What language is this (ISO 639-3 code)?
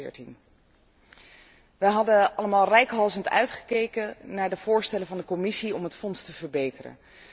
nld